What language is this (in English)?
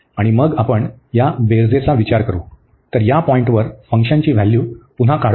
Marathi